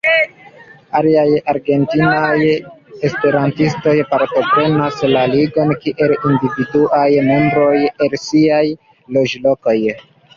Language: Esperanto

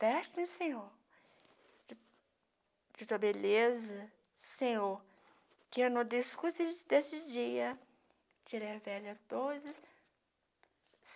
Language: Portuguese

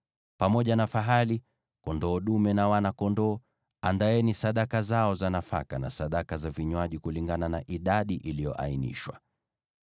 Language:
Swahili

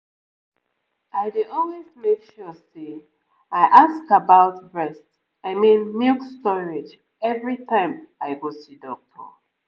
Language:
Nigerian Pidgin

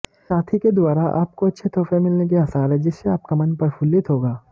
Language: Hindi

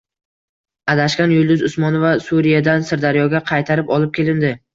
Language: Uzbek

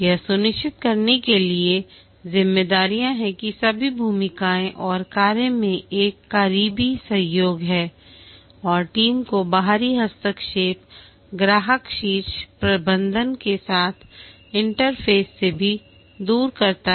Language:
Hindi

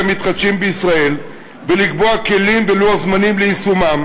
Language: Hebrew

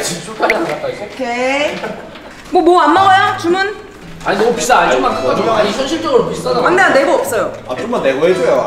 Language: Korean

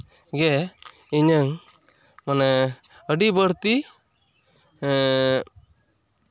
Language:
Santali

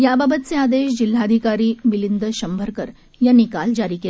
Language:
Marathi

